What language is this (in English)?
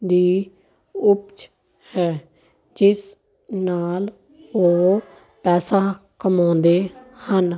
Punjabi